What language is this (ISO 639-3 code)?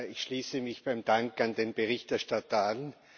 deu